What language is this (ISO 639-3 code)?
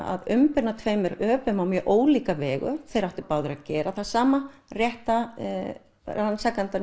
isl